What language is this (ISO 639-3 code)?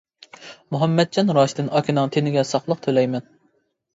uig